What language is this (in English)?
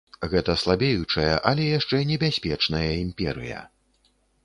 Belarusian